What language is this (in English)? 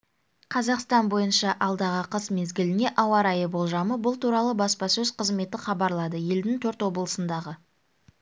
Kazakh